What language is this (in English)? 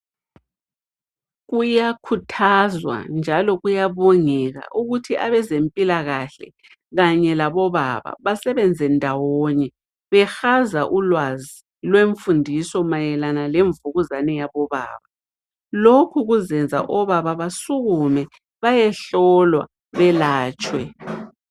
North Ndebele